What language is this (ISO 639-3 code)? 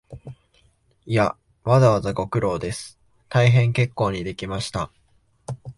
jpn